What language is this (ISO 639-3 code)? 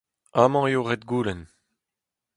bre